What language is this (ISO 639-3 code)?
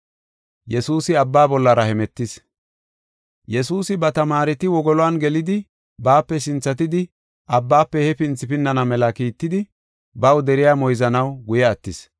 gof